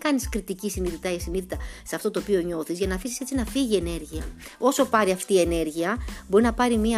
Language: Greek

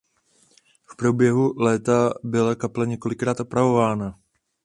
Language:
Czech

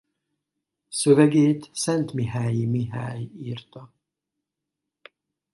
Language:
Hungarian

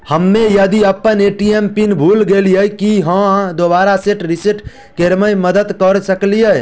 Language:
Maithili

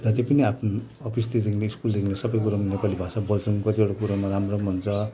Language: Nepali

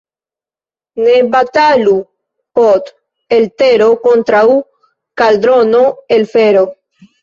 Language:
Esperanto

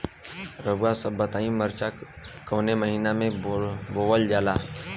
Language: Bhojpuri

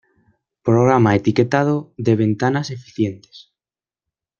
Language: Spanish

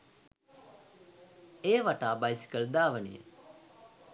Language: Sinhala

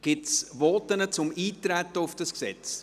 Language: Swiss German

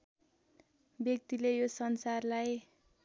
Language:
Nepali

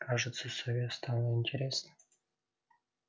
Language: Russian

